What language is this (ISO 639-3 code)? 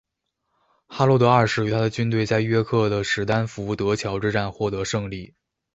zho